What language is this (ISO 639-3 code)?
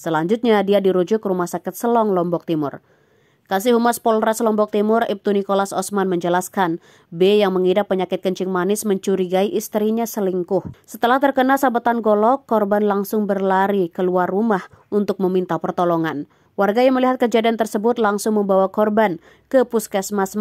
ind